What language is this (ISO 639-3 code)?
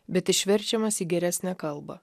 lit